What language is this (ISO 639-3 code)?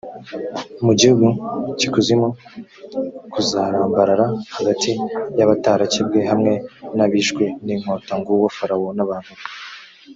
kin